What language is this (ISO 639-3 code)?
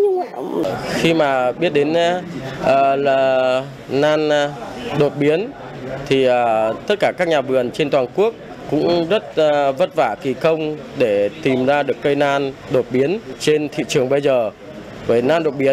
vie